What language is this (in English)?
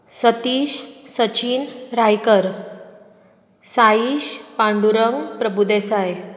Konkani